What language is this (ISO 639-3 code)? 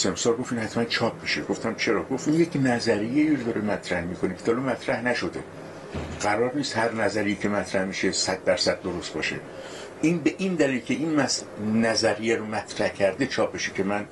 fas